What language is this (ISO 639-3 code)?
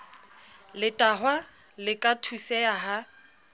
sot